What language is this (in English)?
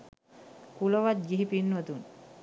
Sinhala